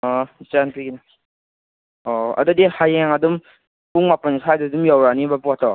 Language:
Manipuri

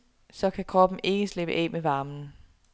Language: Danish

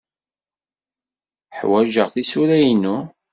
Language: Kabyle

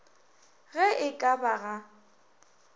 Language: Northern Sotho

